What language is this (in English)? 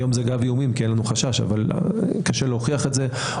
Hebrew